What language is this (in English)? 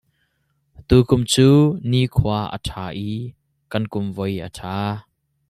Hakha Chin